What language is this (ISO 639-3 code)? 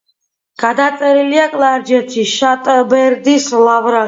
kat